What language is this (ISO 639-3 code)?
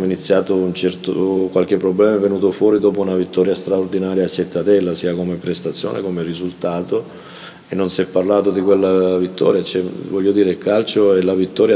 ita